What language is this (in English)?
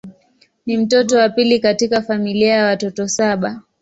Swahili